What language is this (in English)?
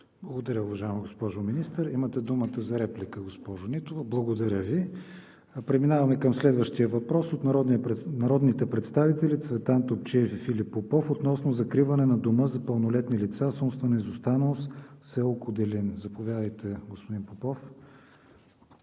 Bulgarian